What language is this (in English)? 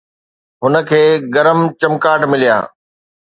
Sindhi